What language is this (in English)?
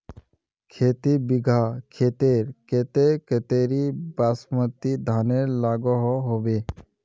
Magahi